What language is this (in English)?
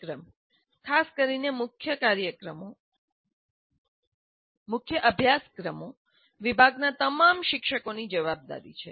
Gujarati